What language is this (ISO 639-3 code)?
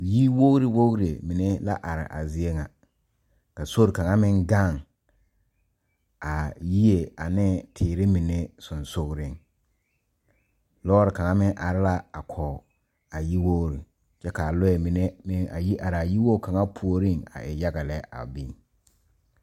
dga